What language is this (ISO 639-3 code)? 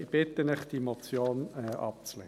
gsw